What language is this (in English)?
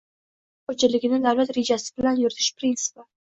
Uzbek